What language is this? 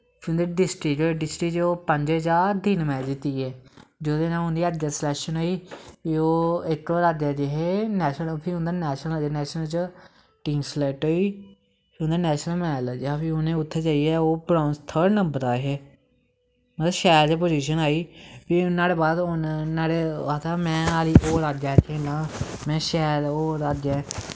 Dogri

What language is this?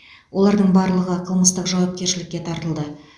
Kazakh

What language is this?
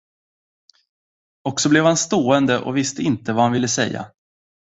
Swedish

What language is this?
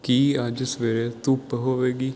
Punjabi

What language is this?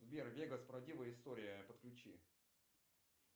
Russian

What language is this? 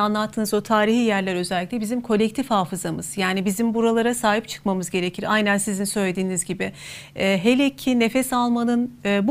Turkish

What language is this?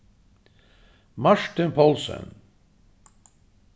Faroese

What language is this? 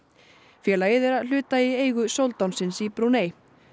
Icelandic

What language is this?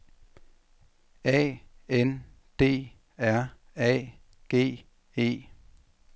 Danish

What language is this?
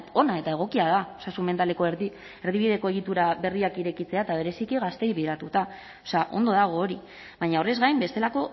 Basque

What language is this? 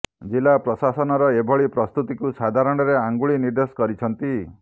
Odia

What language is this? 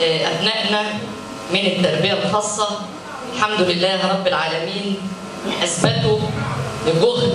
Arabic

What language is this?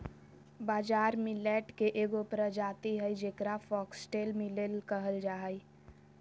Magahi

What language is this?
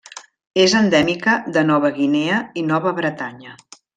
Catalan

